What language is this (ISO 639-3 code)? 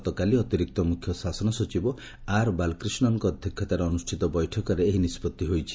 ori